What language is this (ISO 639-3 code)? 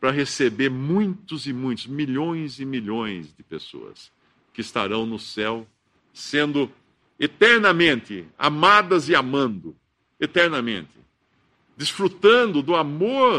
por